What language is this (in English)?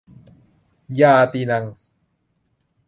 Thai